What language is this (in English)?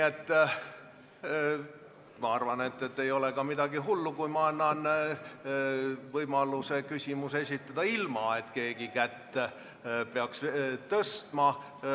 Estonian